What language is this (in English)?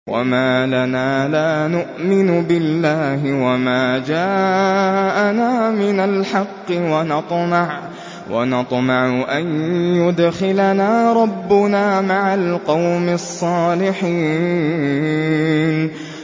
Arabic